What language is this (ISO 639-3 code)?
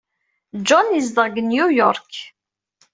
kab